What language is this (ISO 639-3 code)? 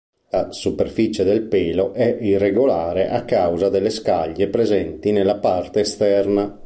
ita